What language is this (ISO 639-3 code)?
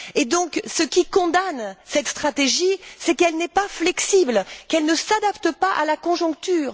fra